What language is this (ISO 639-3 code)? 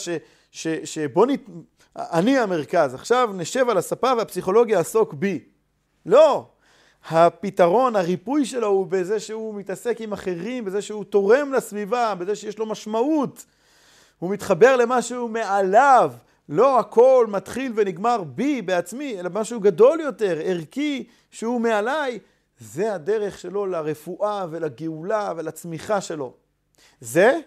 heb